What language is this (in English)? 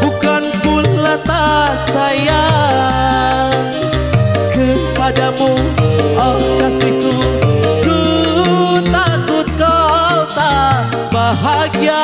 Indonesian